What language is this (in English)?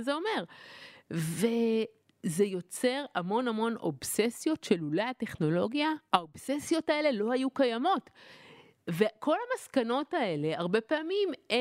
Hebrew